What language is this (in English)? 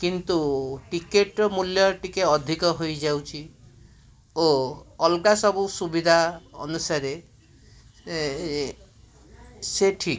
Odia